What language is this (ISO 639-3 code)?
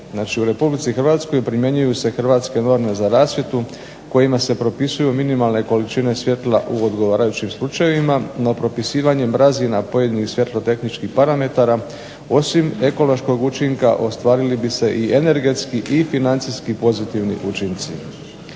hrv